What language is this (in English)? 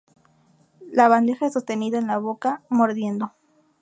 Spanish